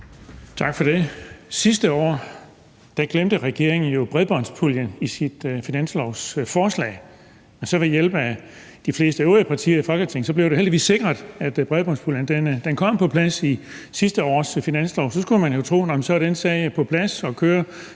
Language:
Danish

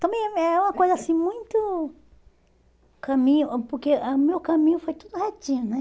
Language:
Portuguese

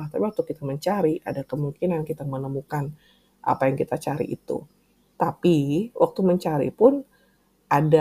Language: Indonesian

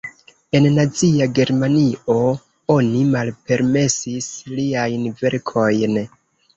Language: Esperanto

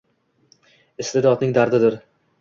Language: Uzbek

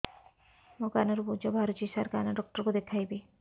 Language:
Odia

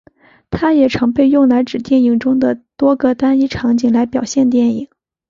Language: Chinese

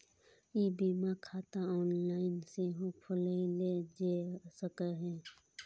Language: Maithili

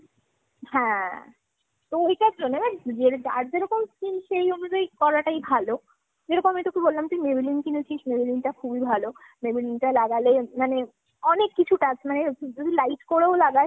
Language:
Bangla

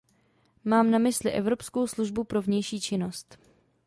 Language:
Czech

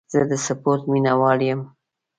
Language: Pashto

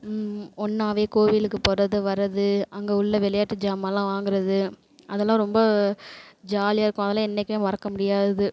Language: Tamil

